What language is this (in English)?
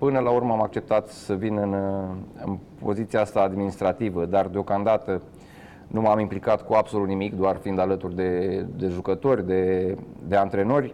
Romanian